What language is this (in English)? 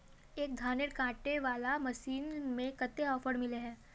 Magahi